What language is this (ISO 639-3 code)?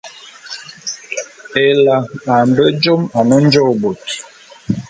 bum